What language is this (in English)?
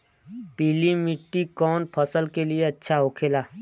Bhojpuri